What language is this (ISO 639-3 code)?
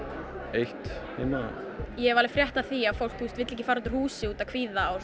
isl